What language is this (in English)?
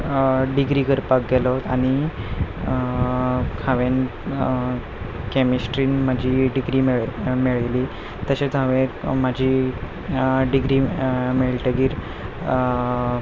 Konkani